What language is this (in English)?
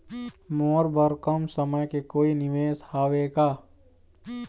Chhattisgarhi